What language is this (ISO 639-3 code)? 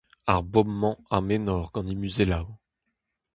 bre